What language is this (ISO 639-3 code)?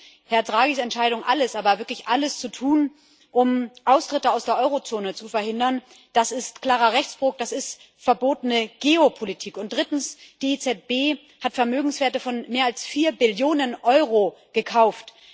deu